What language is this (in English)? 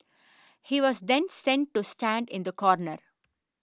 English